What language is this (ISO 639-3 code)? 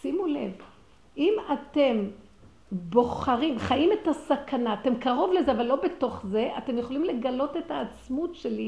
heb